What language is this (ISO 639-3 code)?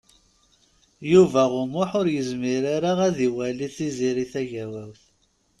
kab